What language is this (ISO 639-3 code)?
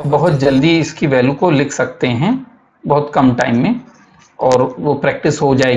hin